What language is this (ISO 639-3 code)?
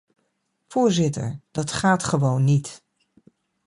nld